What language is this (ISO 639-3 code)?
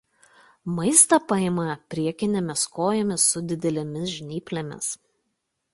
lit